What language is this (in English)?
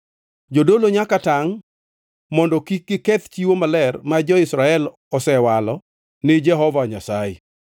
Luo (Kenya and Tanzania)